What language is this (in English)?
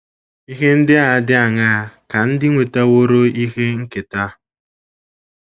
Igbo